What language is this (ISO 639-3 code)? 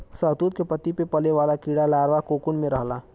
bho